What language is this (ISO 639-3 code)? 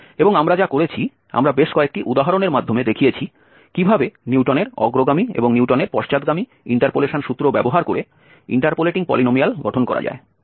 ben